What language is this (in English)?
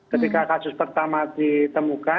Indonesian